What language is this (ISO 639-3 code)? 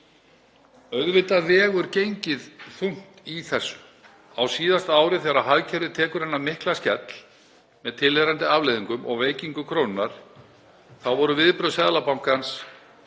isl